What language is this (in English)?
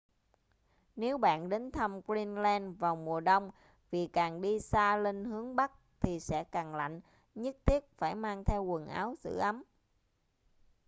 Vietnamese